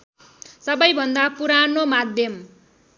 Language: Nepali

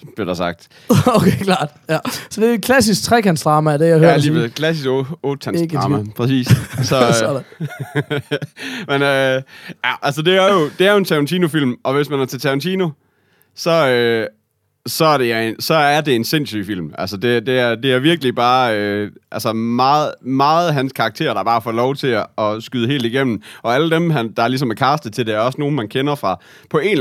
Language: Danish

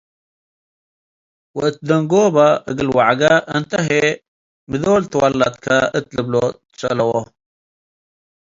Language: Tigre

